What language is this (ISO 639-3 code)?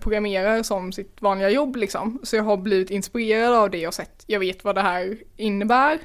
swe